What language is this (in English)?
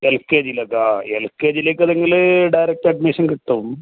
Malayalam